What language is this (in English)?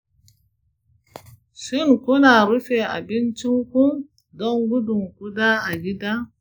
Hausa